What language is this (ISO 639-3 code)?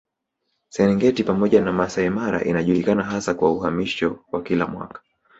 swa